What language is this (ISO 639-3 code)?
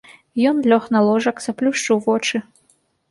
bel